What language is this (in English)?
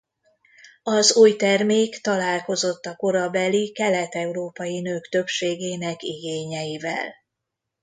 Hungarian